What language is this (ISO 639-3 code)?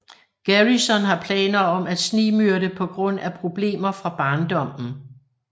dan